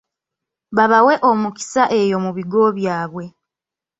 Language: Ganda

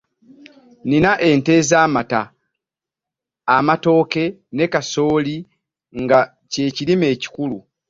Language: Ganda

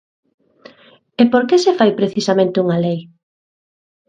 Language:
Galician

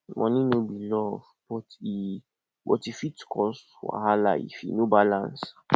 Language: Nigerian Pidgin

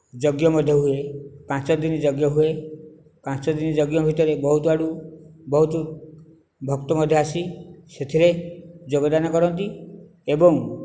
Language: Odia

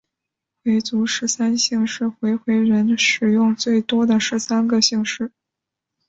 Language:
Chinese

